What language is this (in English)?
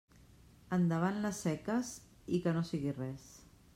Catalan